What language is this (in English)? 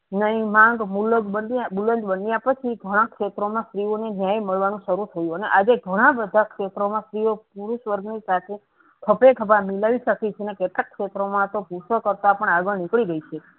Gujarati